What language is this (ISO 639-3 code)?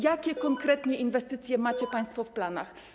pol